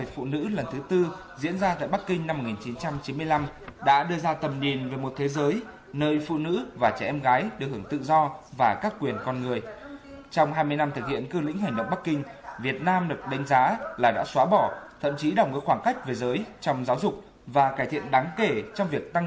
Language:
Vietnamese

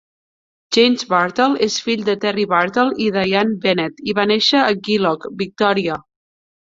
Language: Catalan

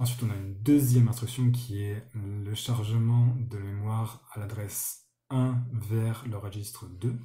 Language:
French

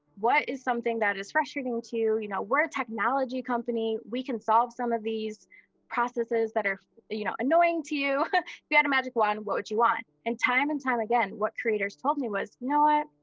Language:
English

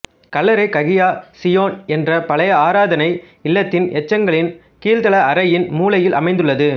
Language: Tamil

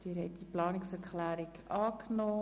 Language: Swiss German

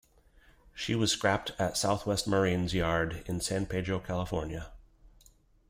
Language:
English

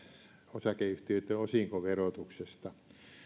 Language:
Finnish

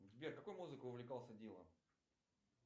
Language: Russian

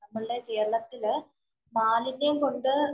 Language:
Malayalam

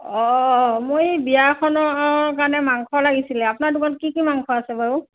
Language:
Assamese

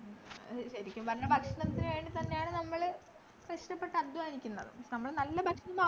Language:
Malayalam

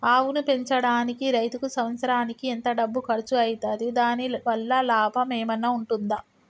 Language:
Telugu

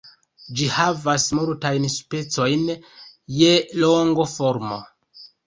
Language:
Esperanto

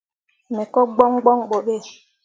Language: Mundang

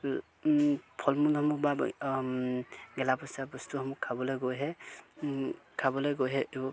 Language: Assamese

